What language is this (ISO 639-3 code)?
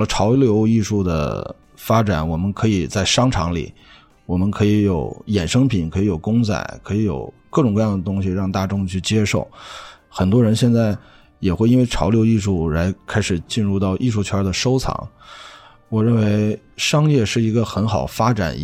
zho